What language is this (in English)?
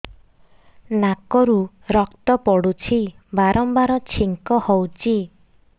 Odia